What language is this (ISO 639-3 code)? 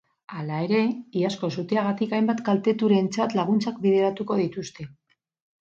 eus